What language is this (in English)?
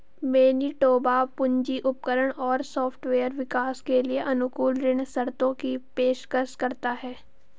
Hindi